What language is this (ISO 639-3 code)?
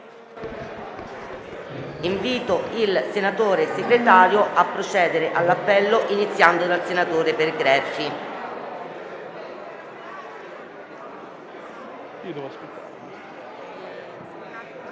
ita